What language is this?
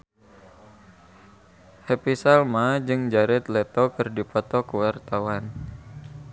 Sundanese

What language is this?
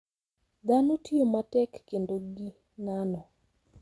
Luo (Kenya and Tanzania)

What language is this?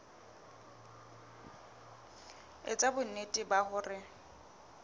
Southern Sotho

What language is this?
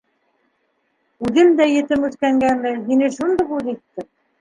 Bashkir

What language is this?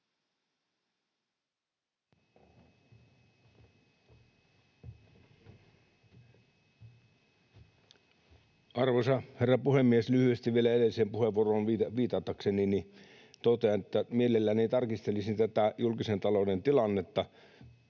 Finnish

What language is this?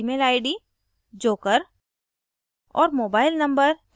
Hindi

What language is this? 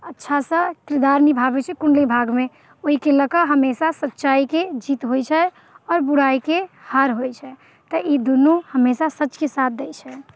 Maithili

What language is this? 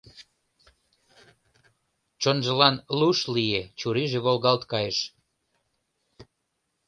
Mari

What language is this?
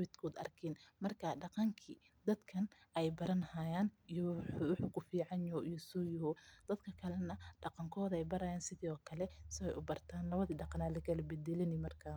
Somali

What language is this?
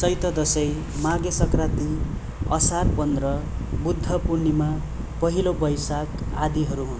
Nepali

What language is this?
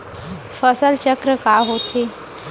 Chhattisgarhi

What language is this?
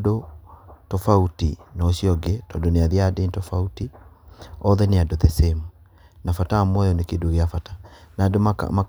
Kikuyu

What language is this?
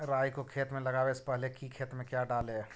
Magahi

